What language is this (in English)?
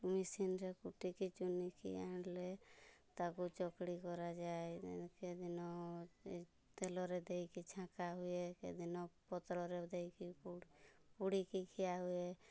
Odia